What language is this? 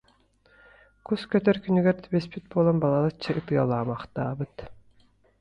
Yakut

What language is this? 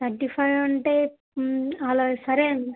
Telugu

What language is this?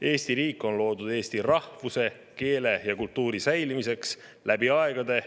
Estonian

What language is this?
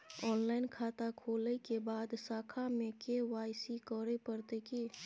Maithili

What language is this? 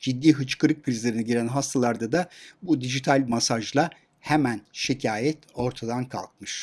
Turkish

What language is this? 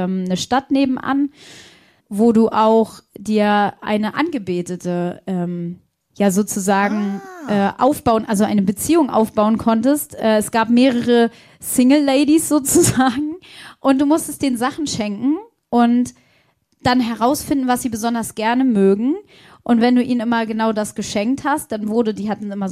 German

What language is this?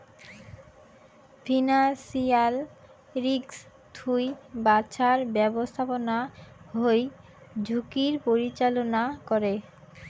Bangla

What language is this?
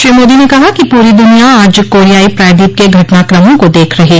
Hindi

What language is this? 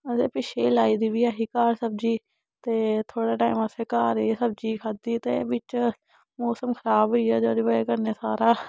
Dogri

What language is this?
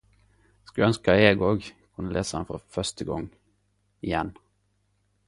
Norwegian Nynorsk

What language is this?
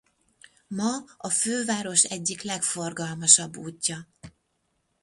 Hungarian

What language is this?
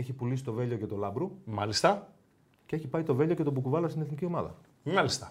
Greek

